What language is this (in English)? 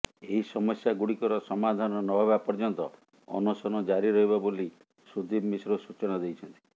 Odia